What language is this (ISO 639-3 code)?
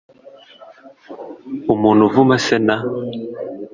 kin